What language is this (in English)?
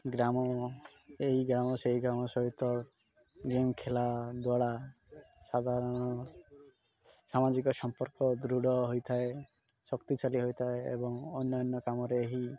Odia